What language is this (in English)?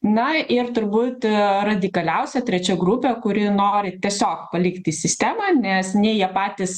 Lithuanian